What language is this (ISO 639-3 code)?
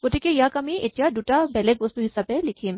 asm